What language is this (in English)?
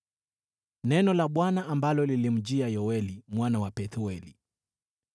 Swahili